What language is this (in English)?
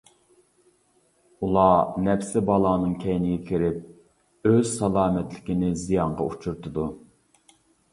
Uyghur